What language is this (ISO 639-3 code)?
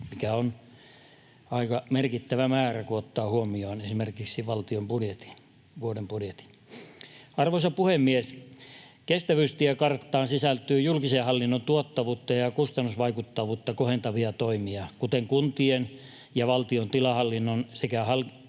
fin